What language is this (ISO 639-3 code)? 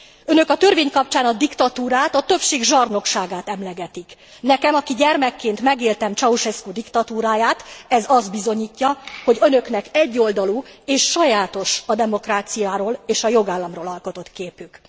hun